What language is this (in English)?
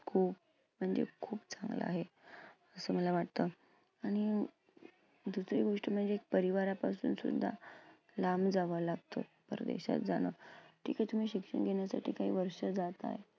Marathi